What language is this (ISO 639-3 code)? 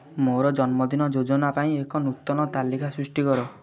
ori